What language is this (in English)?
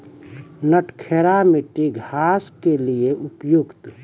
Maithili